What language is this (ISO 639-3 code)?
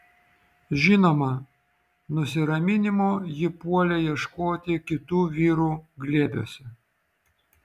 lit